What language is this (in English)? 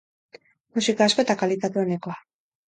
Basque